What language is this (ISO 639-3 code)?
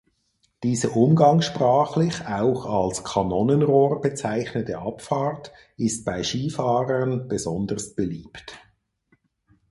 deu